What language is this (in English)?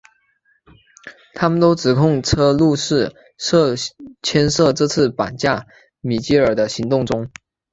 Chinese